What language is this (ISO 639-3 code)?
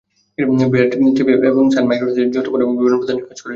ben